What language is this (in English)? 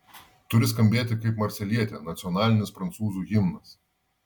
Lithuanian